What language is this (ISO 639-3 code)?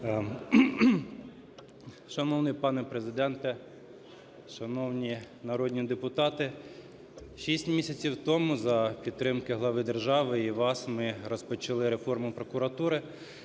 ukr